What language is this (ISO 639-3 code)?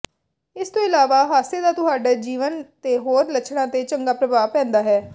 pan